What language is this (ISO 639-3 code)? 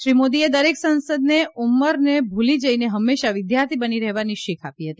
guj